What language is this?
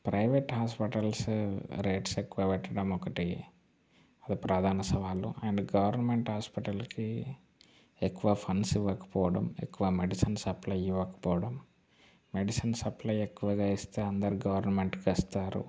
Telugu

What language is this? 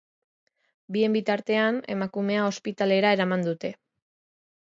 Basque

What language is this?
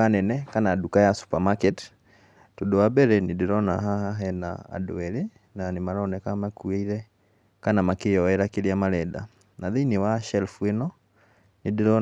Kikuyu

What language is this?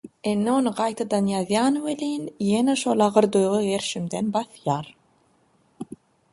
Turkmen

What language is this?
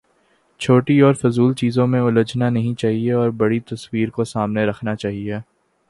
Urdu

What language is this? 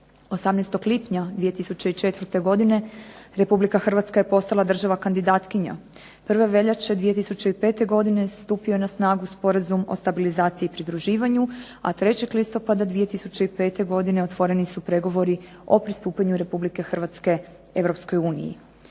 Croatian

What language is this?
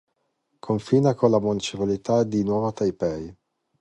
Italian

